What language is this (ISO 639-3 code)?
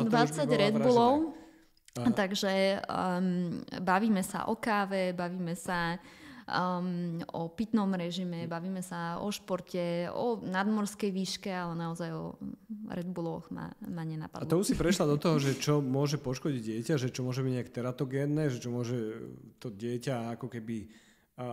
slk